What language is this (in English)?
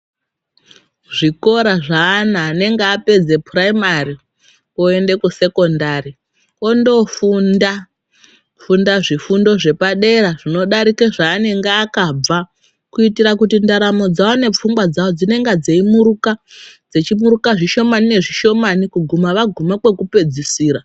Ndau